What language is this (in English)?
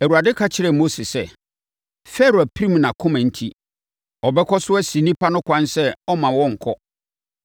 Akan